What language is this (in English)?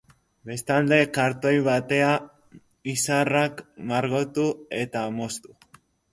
Basque